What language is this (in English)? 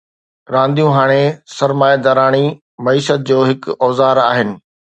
Sindhi